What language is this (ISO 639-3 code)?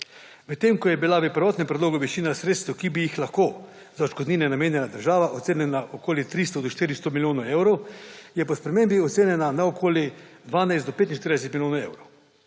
slv